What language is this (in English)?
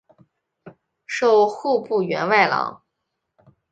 Chinese